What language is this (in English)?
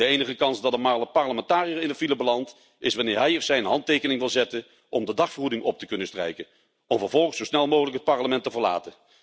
Dutch